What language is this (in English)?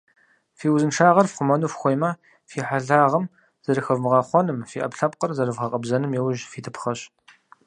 Kabardian